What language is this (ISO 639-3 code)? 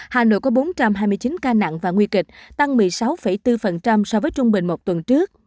vie